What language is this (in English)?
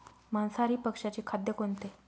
Marathi